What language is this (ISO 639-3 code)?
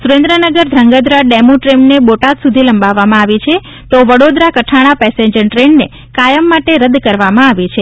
guj